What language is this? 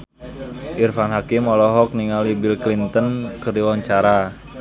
Sundanese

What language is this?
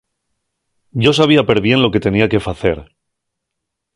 Asturian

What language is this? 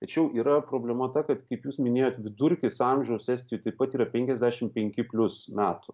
Lithuanian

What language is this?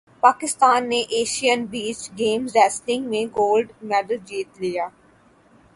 Urdu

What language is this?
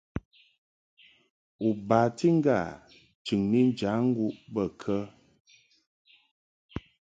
Mungaka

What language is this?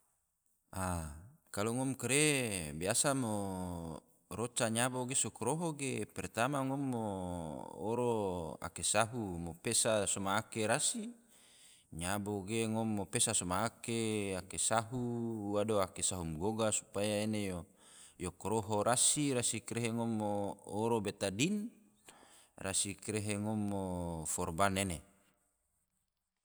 Tidore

